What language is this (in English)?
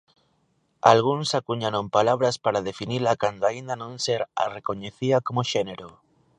Galician